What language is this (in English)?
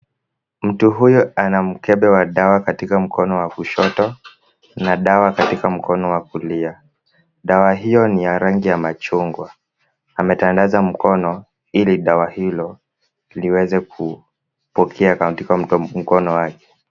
Swahili